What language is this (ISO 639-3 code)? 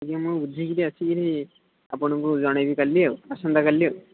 ori